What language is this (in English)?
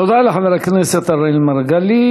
Hebrew